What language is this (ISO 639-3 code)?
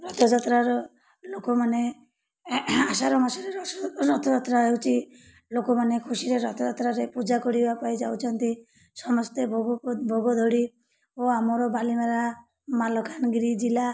ori